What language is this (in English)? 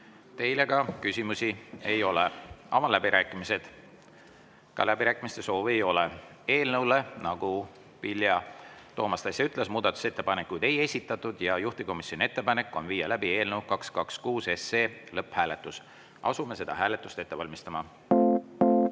Estonian